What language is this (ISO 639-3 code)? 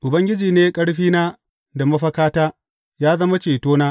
hau